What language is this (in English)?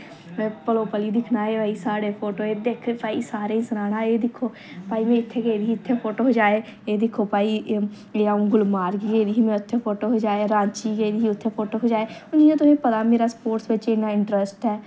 Dogri